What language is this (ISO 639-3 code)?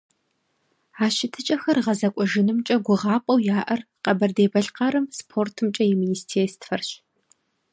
kbd